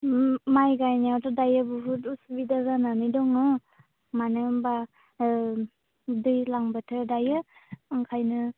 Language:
Bodo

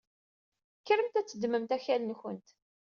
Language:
Kabyle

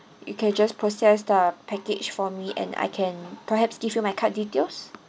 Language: English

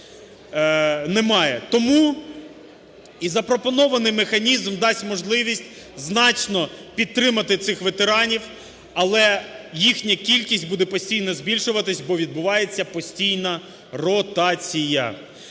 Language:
Ukrainian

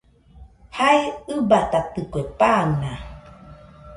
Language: Nüpode Huitoto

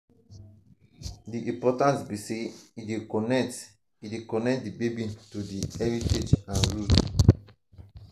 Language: Nigerian Pidgin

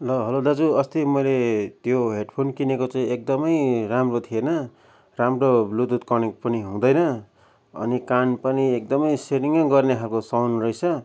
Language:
Nepali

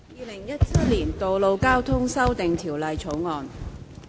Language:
Cantonese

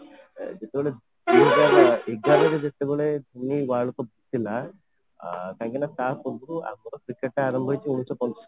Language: Odia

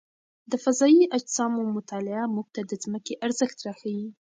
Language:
Pashto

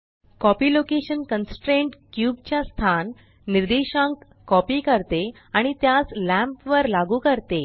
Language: Marathi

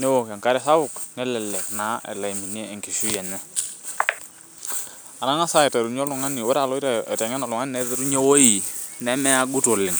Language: Masai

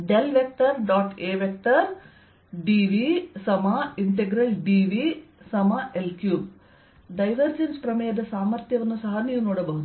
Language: Kannada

